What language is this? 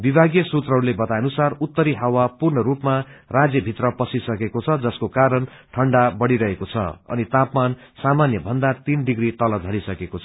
Nepali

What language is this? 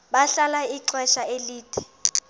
Xhosa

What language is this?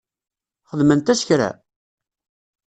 Kabyle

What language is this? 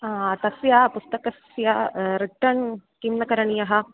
Sanskrit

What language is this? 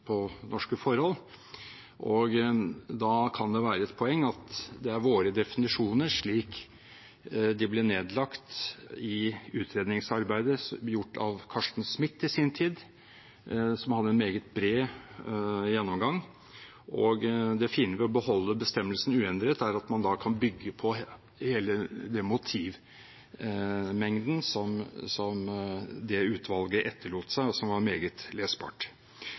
Norwegian Bokmål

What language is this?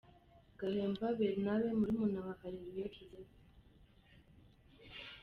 Kinyarwanda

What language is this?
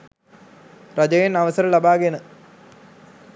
Sinhala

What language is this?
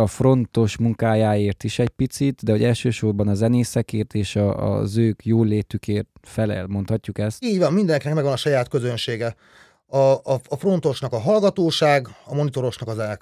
Hungarian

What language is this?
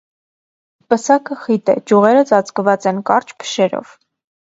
Armenian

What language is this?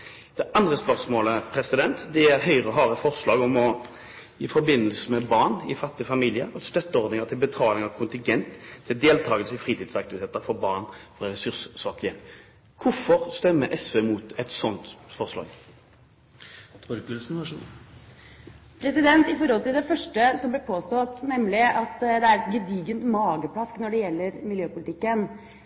Norwegian Bokmål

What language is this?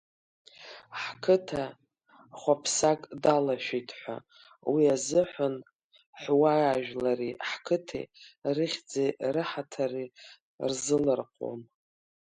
Abkhazian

